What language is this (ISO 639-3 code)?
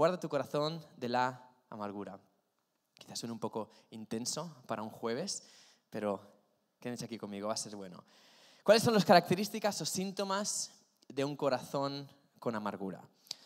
spa